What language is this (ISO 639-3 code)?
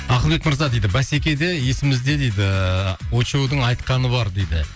kaz